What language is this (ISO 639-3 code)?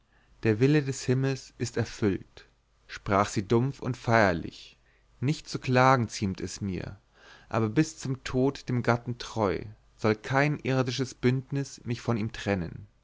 deu